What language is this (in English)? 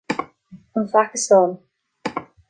Irish